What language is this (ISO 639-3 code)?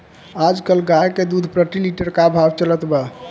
bho